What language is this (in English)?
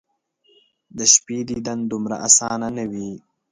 Pashto